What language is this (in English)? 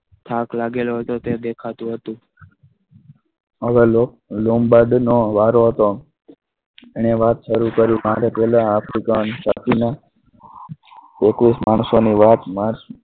Gujarati